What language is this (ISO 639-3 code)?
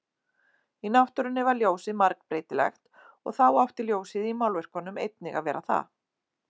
isl